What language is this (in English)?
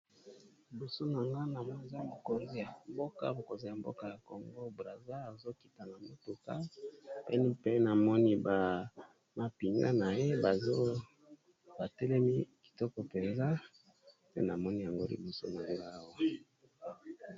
Lingala